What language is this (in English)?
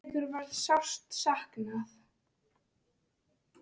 Icelandic